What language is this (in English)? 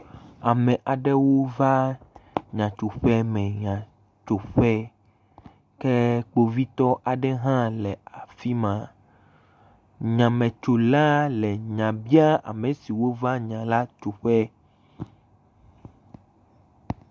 Ewe